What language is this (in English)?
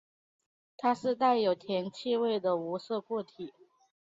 Chinese